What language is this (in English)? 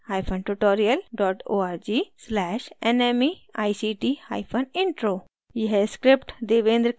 Hindi